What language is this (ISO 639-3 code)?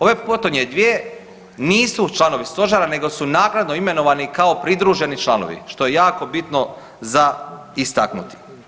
hrv